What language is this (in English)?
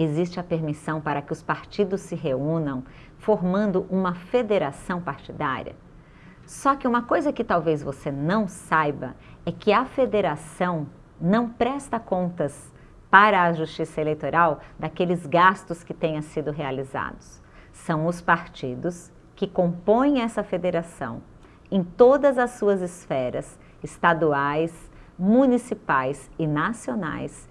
Portuguese